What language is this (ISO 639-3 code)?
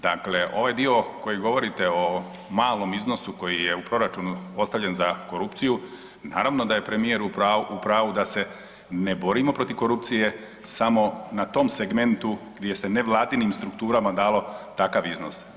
hrv